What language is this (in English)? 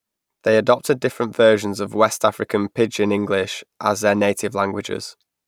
English